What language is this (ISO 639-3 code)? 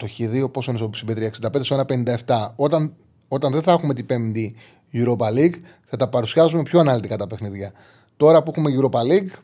ell